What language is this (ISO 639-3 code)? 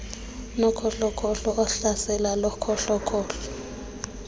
xho